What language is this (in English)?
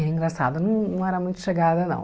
Portuguese